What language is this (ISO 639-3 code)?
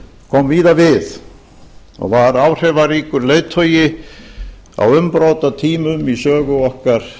isl